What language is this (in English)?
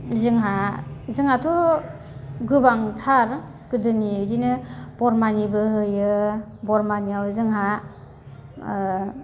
Bodo